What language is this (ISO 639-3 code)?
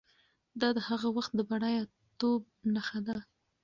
pus